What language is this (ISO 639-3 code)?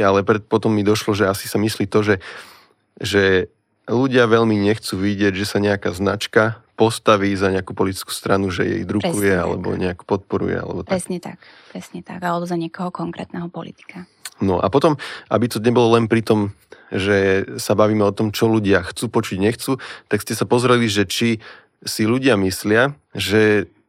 slk